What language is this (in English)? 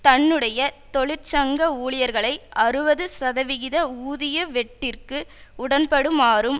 Tamil